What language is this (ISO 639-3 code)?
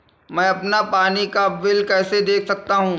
hin